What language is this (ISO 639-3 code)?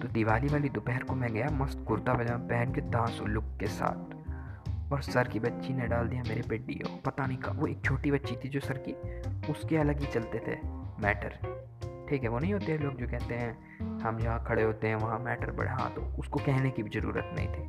hin